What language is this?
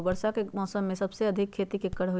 Magahi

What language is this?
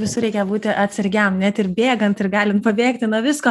Lithuanian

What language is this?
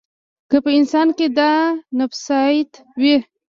Pashto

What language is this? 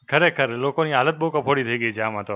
Gujarati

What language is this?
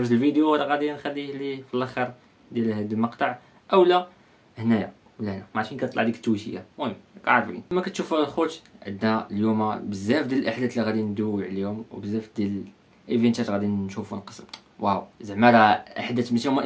Arabic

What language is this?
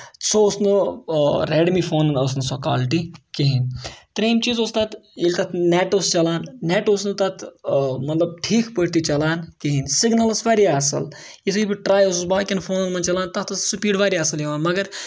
Kashmiri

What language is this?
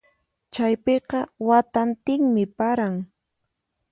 Puno Quechua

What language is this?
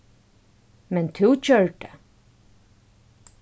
Faroese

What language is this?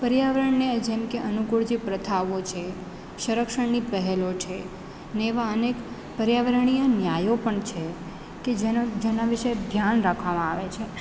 Gujarati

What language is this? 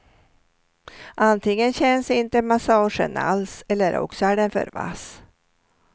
Swedish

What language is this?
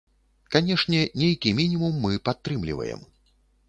Belarusian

